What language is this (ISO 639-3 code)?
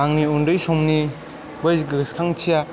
brx